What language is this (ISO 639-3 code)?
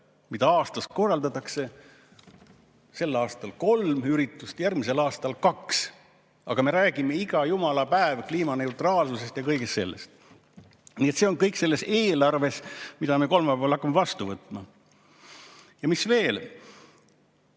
est